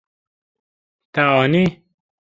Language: Kurdish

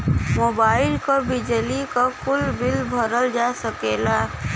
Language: Bhojpuri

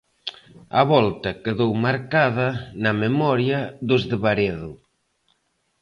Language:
Galician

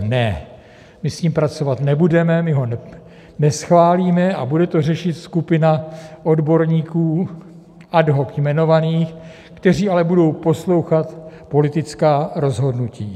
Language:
Czech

